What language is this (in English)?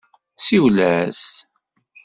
Kabyle